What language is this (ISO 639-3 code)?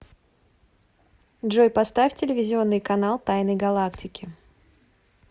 rus